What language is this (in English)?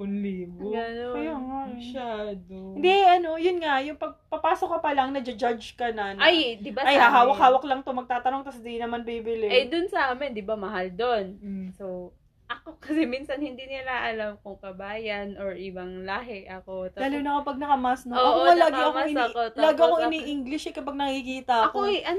Filipino